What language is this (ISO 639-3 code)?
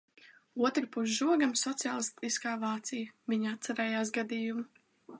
lav